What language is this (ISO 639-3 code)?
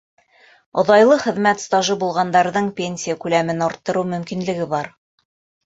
bak